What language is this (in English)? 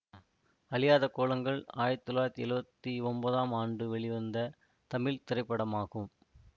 Tamil